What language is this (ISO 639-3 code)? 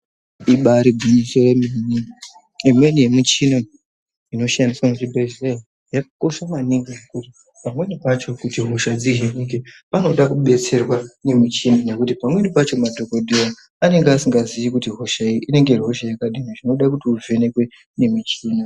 ndc